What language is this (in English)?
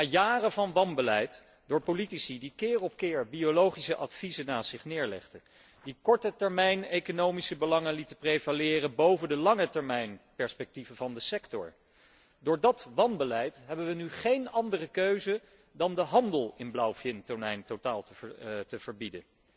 Dutch